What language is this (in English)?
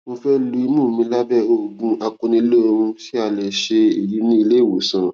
Yoruba